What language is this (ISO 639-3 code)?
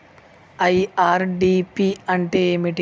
tel